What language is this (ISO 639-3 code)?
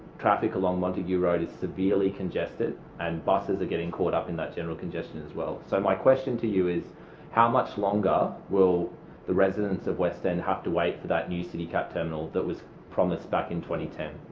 eng